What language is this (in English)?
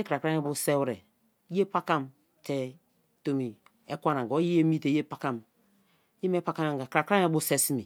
Kalabari